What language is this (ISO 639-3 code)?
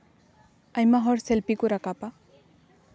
sat